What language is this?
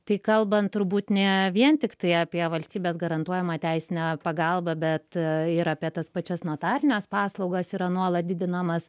Lithuanian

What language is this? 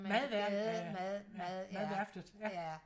Danish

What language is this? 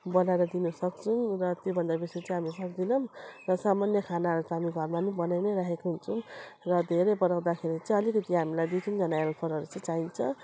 Nepali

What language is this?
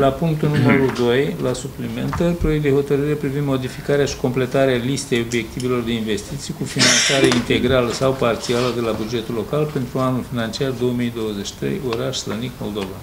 Romanian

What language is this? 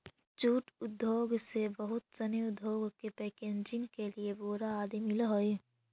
Magahi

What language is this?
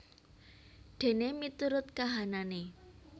Javanese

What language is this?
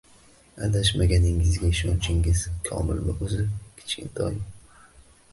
Uzbek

